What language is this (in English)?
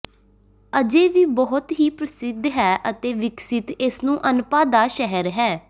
Punjabi